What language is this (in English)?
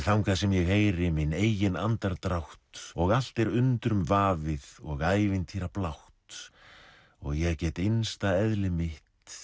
Icelandic